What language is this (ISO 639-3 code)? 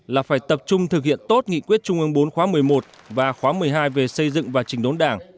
vie